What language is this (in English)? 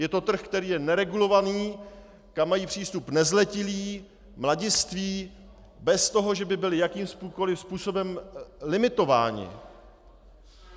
Czech